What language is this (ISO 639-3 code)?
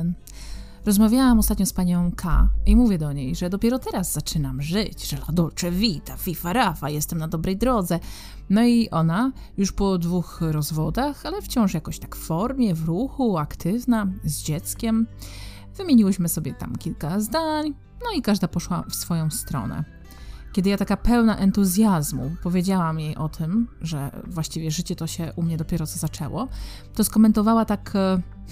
pol